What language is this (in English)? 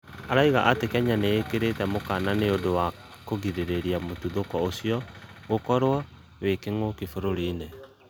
Kikuyu